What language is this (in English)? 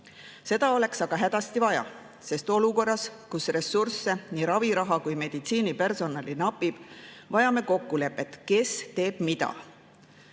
Estonian